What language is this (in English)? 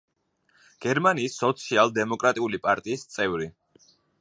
Georgian